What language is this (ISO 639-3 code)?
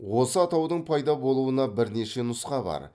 kaz